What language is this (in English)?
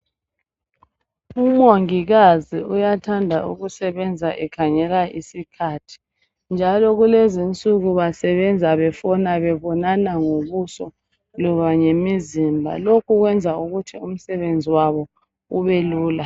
North Ndebele